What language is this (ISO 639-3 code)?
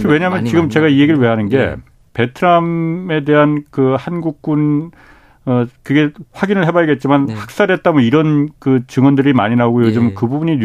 kor